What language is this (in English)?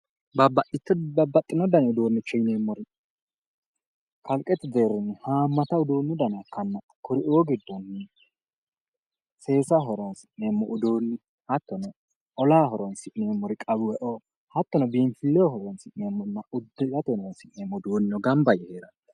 Sidamo